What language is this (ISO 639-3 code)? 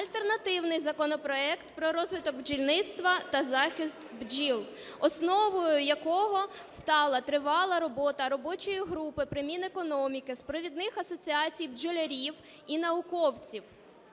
ukr